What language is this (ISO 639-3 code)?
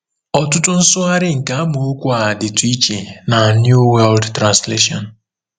ibo